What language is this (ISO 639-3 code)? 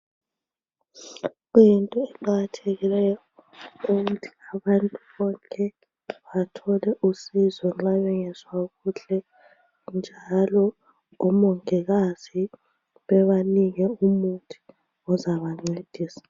nde